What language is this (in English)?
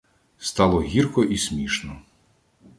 Ukrainian